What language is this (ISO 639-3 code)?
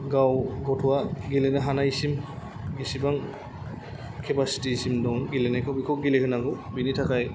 brx